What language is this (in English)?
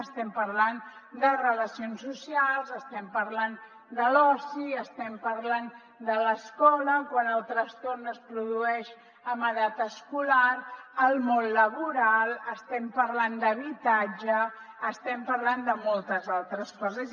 Catalan